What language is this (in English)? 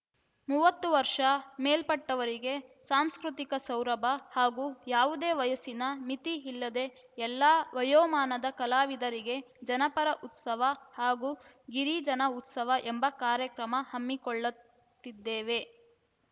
Kannada